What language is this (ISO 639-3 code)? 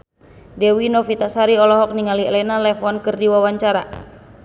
sun